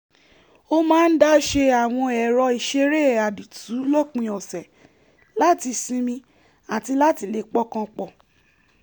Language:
Yoruba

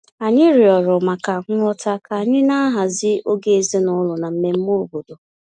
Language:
Igbo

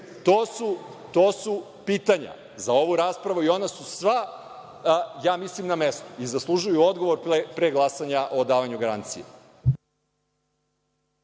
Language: Serbian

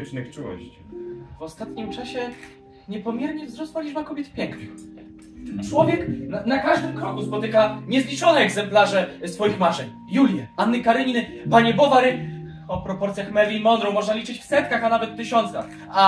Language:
Polish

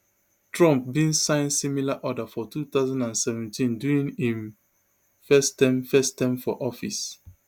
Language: Nigerian Pidgin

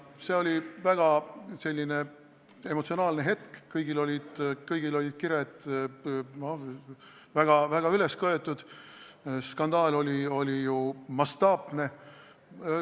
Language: Estonian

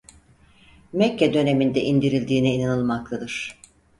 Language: Turkish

